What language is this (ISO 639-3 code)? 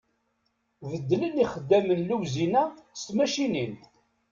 kab